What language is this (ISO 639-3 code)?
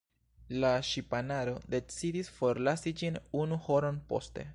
epo